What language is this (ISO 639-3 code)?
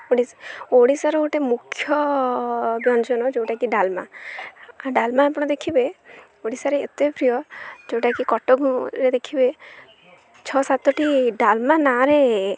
ori